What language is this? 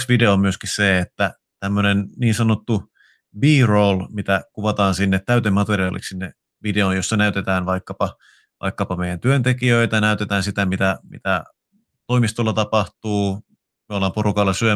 Finnish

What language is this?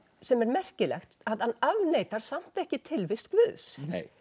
Icelandic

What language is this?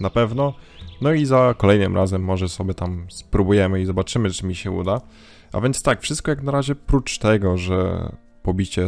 Polish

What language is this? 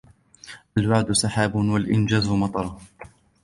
Arabic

